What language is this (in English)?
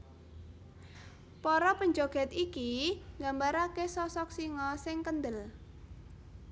Javanese